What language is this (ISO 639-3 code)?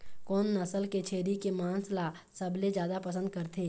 hne